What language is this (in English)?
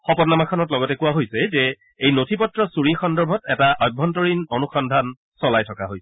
Assamese